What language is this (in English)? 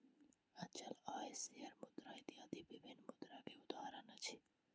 Maithili